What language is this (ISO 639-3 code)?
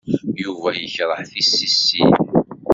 kab